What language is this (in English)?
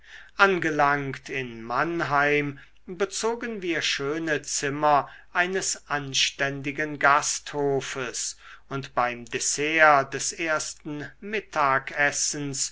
German